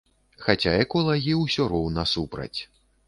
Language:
Belarusian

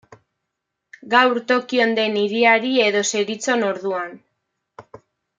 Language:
Basque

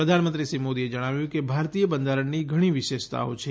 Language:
Gujarati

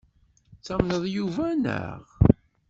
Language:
Kabyle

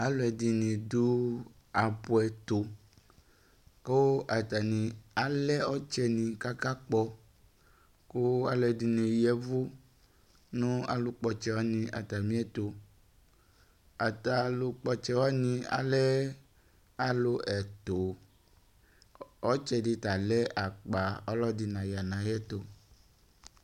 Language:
Ikposo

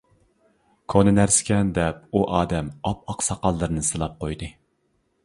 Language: Uyghur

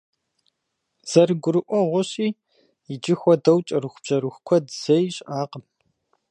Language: Kabardian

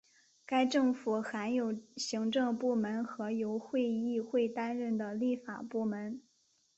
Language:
Chinese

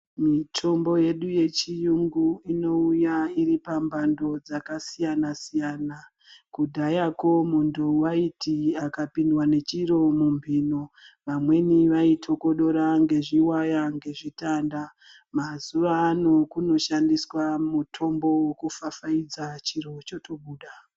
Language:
Ndau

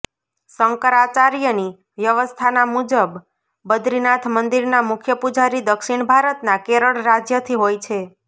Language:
Gujarati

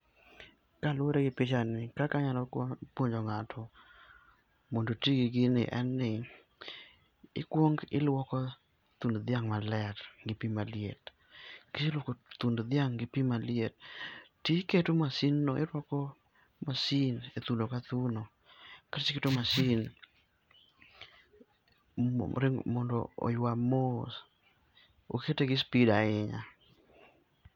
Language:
Luo (Kenya and Tanzania)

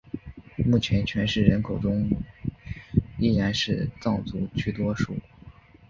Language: Chinese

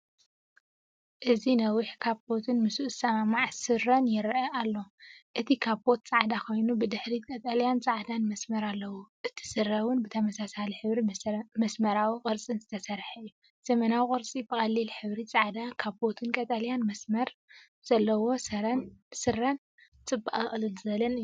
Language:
Tigrinya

